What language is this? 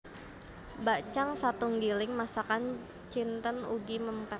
Javanese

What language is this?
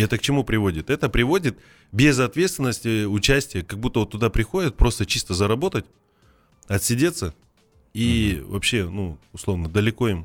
Russian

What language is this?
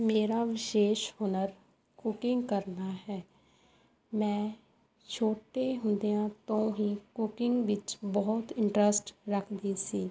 Punjabi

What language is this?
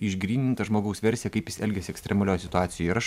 Lithuanian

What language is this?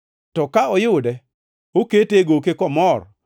Luo (Kenya and Tanzania)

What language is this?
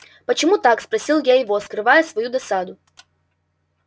Russian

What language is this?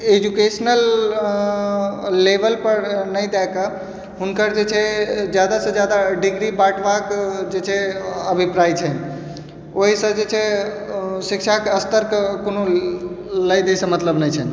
Maithili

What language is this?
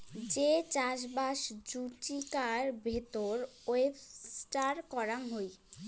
Bangla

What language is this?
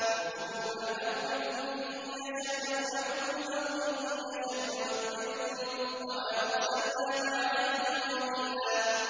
Arabic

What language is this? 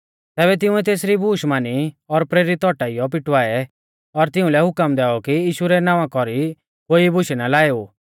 Mahasu Pahari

